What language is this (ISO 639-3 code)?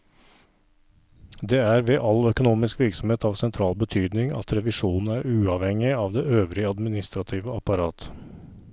nor